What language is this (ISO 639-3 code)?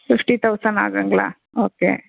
tam